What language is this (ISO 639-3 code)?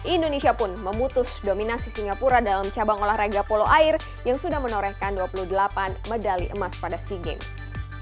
ind